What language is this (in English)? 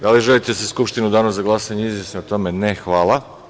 Serbian